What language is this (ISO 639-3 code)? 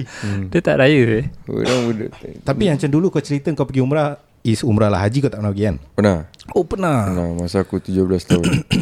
msa